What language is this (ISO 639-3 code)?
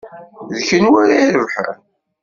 kab